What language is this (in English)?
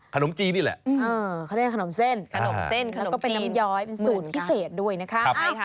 Thai